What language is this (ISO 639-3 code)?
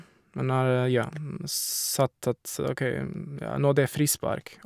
nor